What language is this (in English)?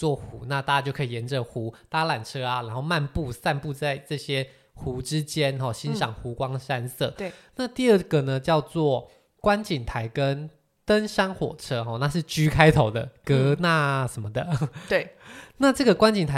Chinese